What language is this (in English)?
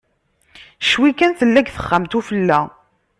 Kabyle